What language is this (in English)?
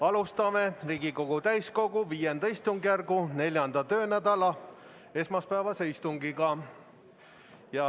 Estonian